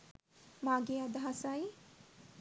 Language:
Sinhala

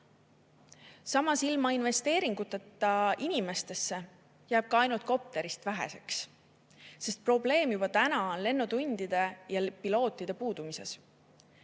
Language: Estonian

